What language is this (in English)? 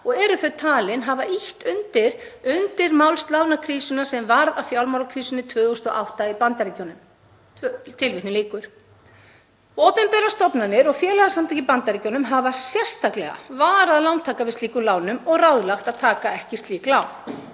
Icelandic